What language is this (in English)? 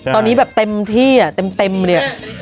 Thai